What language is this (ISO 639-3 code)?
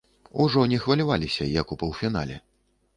bel